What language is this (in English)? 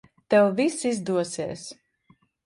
Latvian